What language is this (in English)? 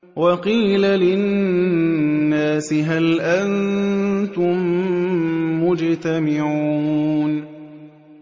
Arabic